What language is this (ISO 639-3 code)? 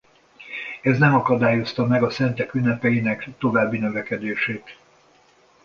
hun